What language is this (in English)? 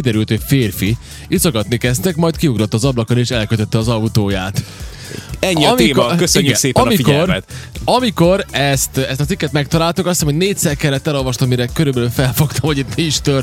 Hungarian